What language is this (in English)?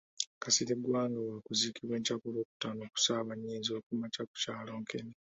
Ganda